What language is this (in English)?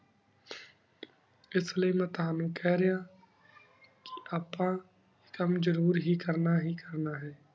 Punjabi